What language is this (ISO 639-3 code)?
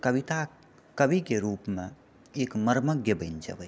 mai